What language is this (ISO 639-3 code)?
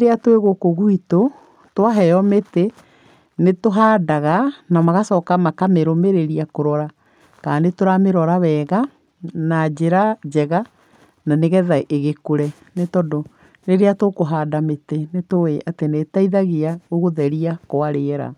kik